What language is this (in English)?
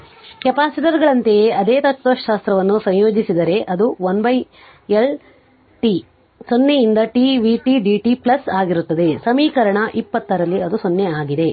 Kannada